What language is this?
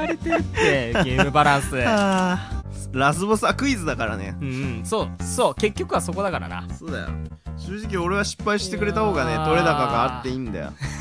Japanese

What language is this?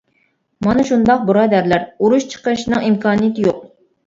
Uyghur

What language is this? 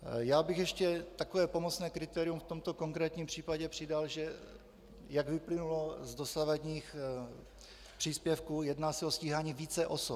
Czech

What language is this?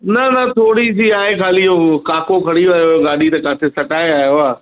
Sindhi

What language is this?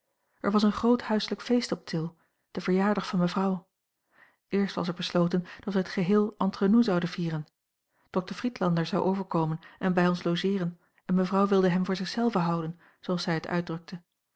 Dutch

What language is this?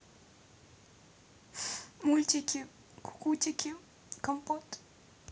Russian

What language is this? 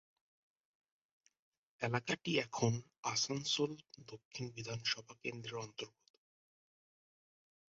Bangla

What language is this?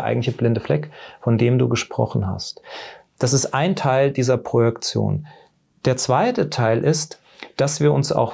German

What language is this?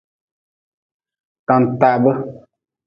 Nawdm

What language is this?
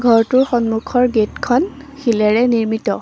Assamese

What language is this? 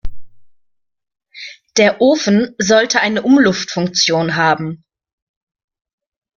German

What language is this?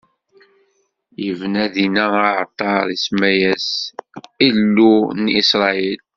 Kabyle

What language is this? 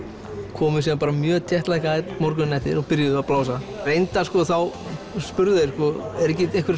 Icelandic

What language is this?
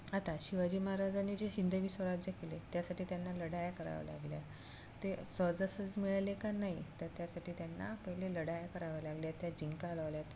Marathi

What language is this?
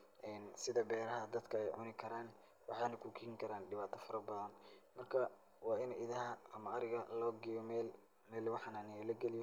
Somali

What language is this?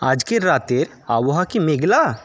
Bangla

